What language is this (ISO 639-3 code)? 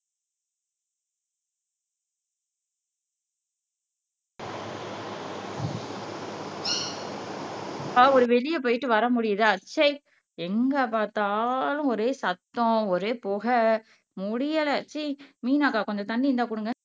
tam